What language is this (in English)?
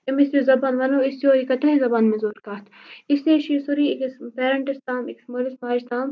Kashmiri